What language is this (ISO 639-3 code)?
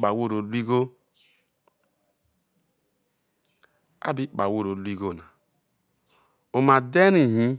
iso